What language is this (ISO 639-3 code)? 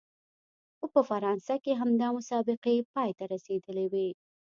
pus